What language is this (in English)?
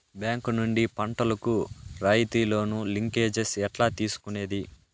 Telugu